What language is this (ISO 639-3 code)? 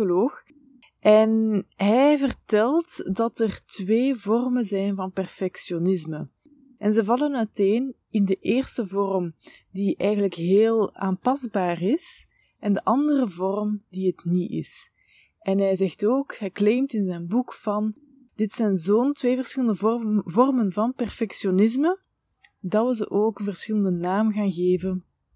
nld